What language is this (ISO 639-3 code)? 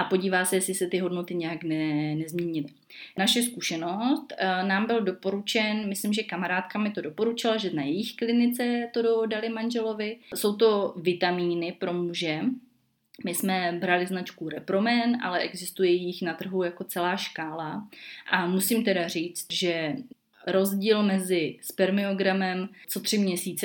ces